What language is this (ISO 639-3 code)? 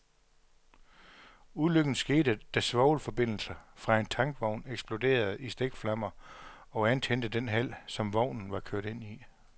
dan